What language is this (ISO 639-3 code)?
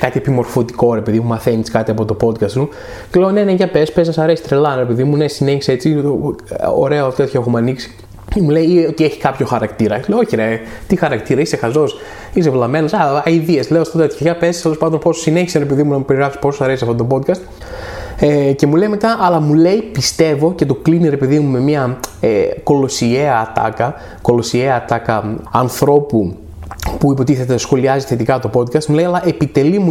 ell